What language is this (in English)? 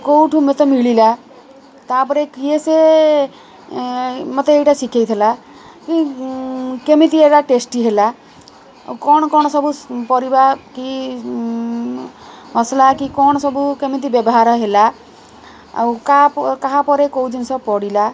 Odia